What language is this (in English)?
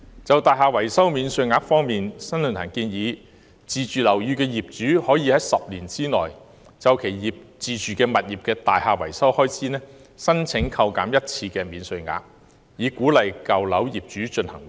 Cantonese